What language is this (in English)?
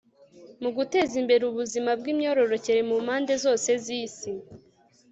Kinyarwanda